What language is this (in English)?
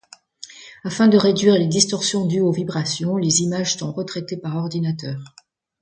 French